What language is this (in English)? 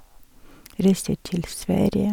Norwegian